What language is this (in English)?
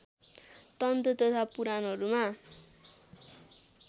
Nepali